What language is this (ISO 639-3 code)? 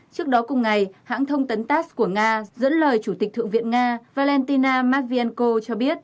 vie